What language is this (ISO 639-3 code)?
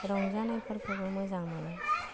brx